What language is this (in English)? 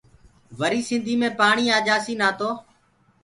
Gurgula